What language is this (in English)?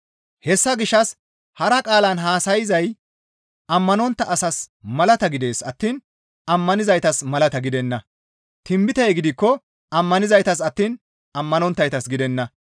Gamo